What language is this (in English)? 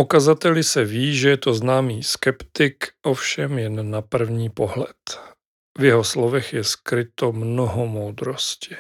Czech